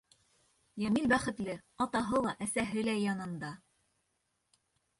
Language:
Bashkir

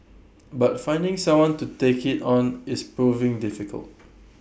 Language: English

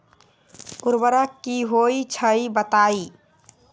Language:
Magahi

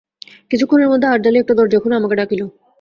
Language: Bangla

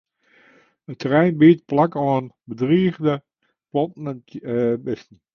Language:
Western Frisian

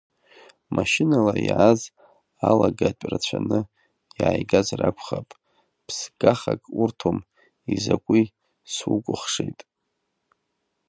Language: Abkhazian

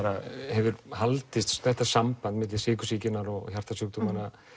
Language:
Icelandic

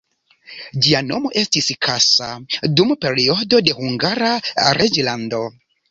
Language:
Esperanto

